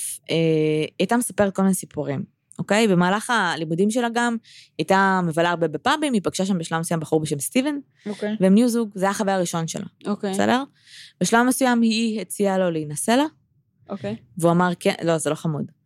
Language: Hebrew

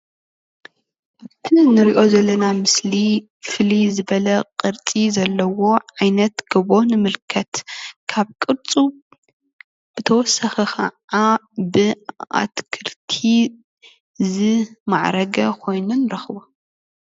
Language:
Tigrinya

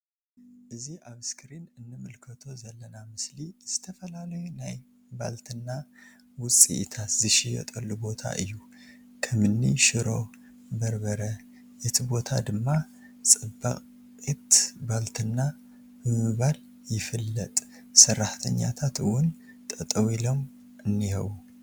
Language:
Tigrinya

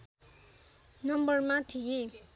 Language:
Nepali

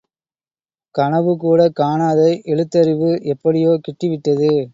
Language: Tamil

